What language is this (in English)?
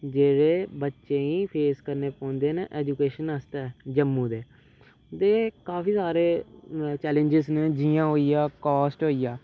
Dogri